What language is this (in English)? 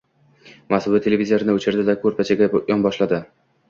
Uzbek